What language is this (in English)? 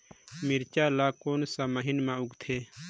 Chhattisgarhi